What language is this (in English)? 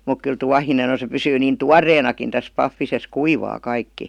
Finnish